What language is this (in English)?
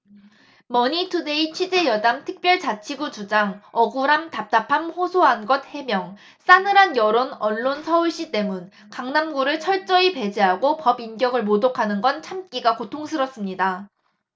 Korean